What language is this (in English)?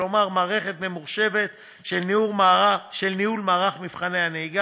Hebrew